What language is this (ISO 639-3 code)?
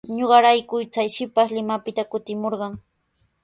qws